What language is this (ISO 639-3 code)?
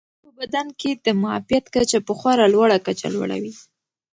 pus